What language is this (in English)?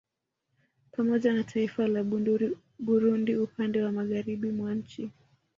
Swahili